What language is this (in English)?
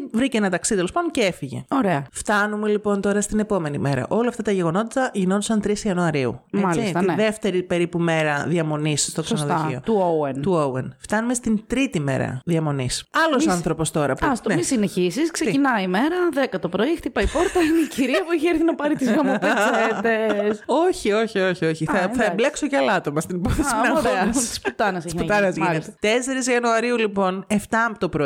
Greek